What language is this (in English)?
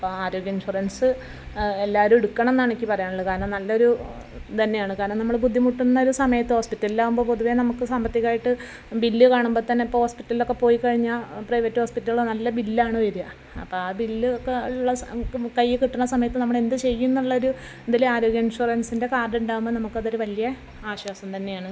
Malayalam